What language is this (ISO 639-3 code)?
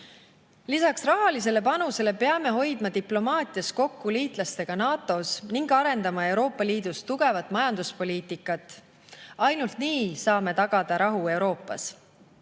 est